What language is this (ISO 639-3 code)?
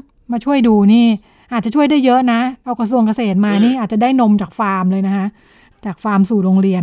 tha